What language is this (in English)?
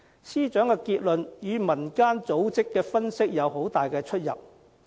Cantonese